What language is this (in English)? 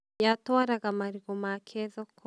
Kikuyu